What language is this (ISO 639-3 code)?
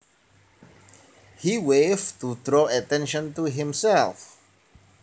jav